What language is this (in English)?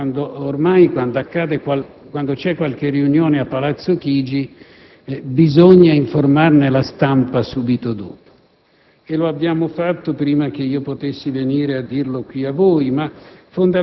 Italian